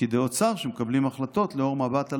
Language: Hebrew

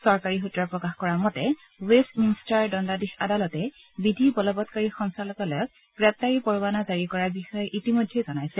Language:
Assamese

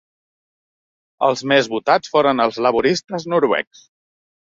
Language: Catalan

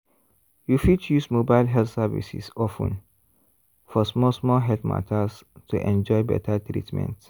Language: Nigerian Pidgin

